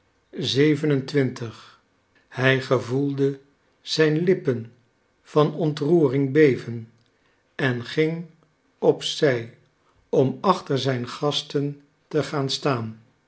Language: Dutch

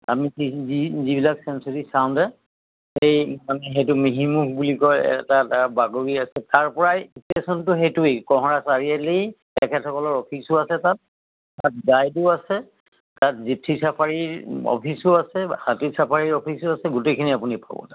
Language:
Assamese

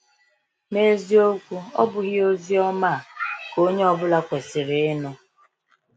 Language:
Igbo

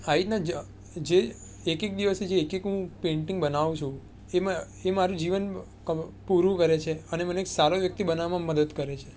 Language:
Gujarati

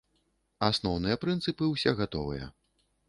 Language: Belarusian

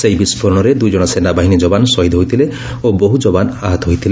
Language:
Odia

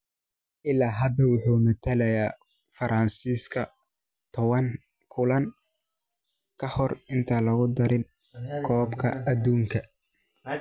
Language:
Somali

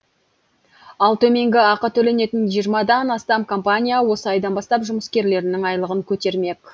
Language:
Kazakh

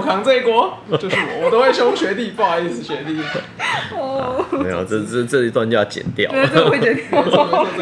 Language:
Chinese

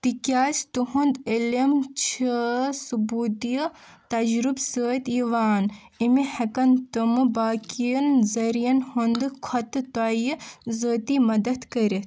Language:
Kashmiri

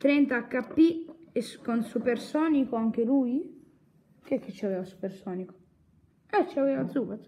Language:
Italian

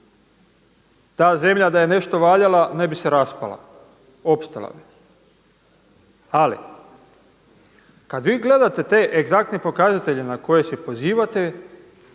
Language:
Croatian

